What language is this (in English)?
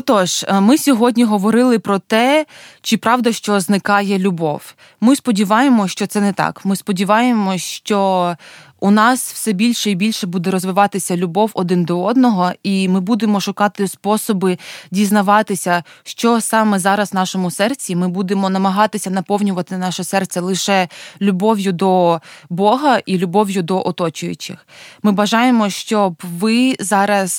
Ukrainian